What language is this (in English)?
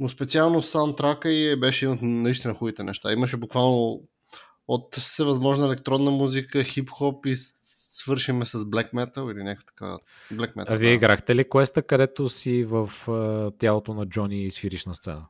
Bulgarian